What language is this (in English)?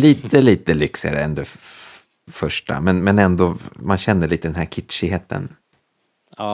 Swedish